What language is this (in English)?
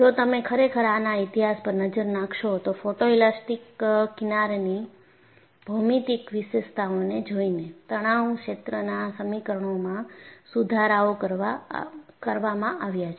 Gujarati